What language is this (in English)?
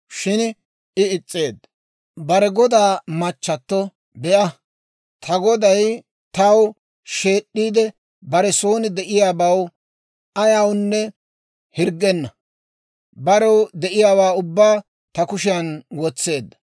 Dawro